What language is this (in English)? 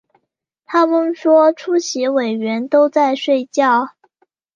Chinese